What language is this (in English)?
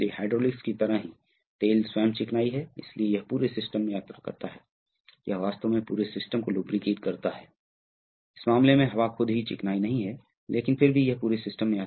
Hindi